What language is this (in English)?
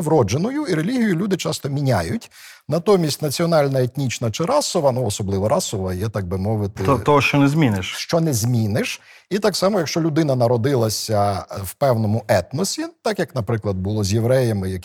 Ukrainian